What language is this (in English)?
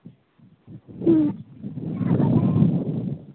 Santali